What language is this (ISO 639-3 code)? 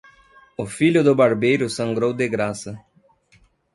por